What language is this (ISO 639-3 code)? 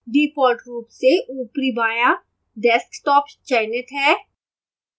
hin